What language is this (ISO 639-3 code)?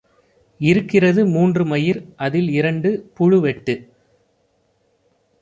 tam